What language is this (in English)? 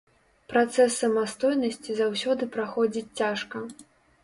Belarusian